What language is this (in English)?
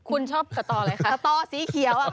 Thai